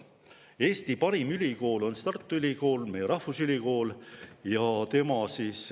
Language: Estonian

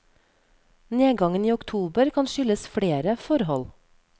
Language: Norwegian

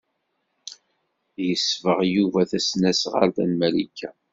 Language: Kabyle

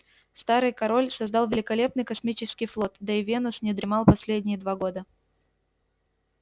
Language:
Russian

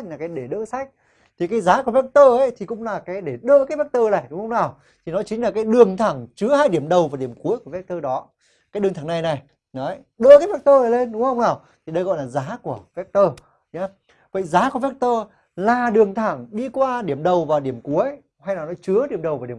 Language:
Vietnamese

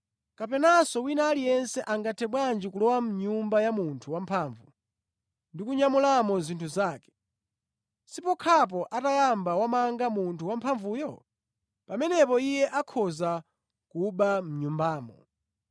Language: Nyanja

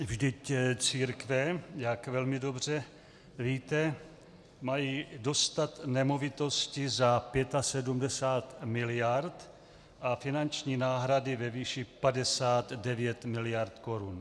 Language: Czech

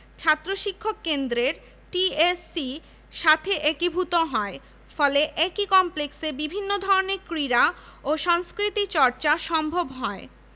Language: Bangla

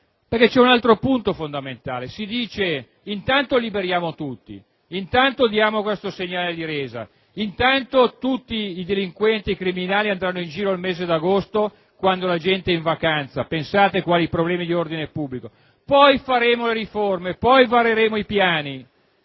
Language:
Italian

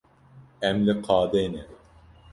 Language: Kurdish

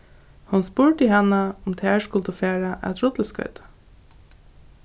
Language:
Faroese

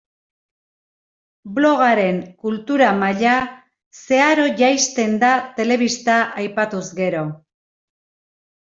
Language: Basque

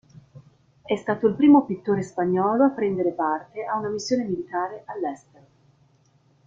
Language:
Italian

